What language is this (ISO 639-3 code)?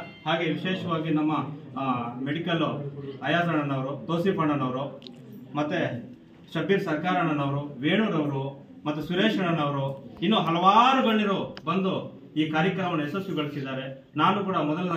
kan